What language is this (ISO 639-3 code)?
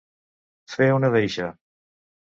cat